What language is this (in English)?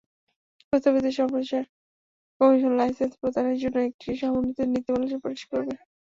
Bangla